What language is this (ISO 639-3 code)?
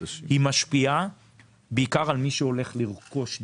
heb